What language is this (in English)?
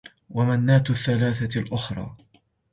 Arabic